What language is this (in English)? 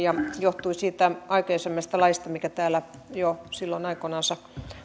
Finnish